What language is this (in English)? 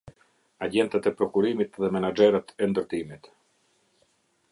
Albanian